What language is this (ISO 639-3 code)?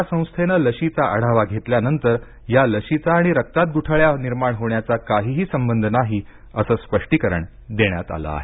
mar